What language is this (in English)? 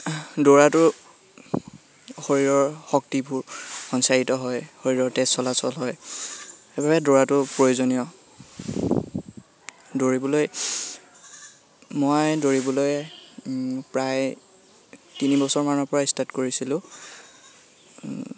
Assamese